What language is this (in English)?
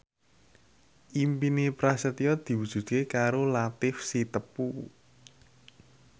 Javanese